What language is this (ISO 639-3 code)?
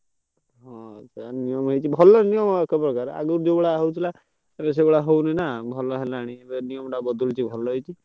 ori